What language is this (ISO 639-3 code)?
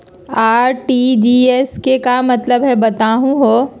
mag